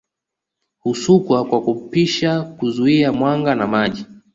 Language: Swahili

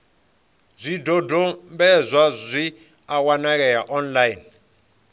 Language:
Venda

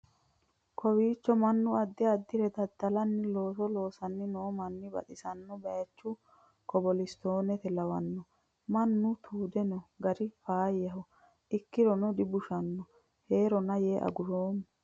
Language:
Sidamo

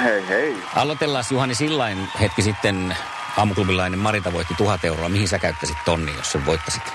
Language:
Finnish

